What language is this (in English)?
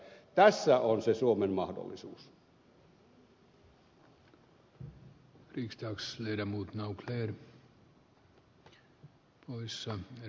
Finnish